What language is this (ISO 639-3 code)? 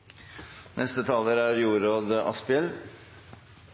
nno